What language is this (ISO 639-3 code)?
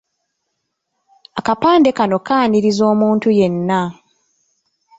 lug